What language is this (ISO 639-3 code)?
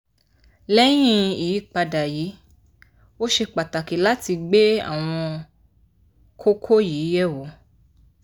yor